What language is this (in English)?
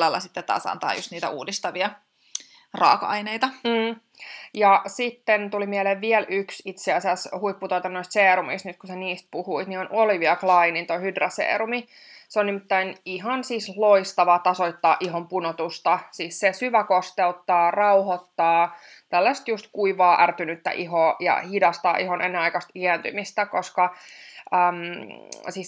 Finnish